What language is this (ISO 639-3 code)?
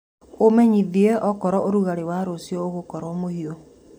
kik